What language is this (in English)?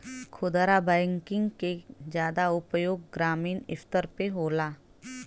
Bhojpuri